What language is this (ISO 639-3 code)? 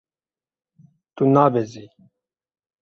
kur